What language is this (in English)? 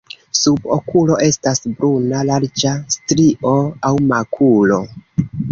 Esperanto